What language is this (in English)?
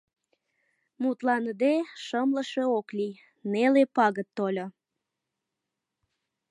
Mari